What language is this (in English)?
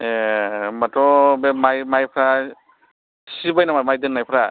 Bodo